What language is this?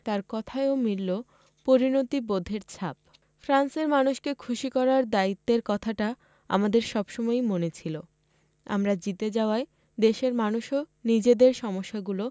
Bangla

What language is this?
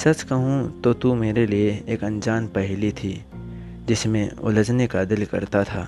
Hindi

